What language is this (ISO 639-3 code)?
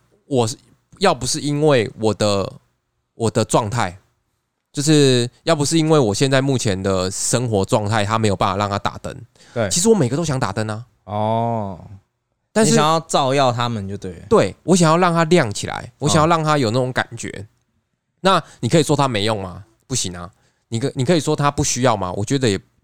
zho